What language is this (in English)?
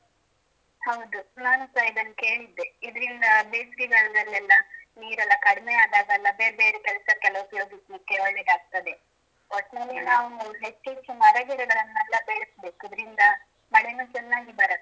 Kannada